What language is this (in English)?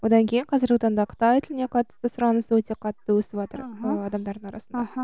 Kazakh